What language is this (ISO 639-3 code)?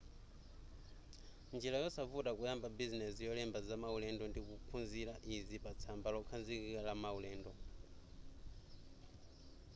nya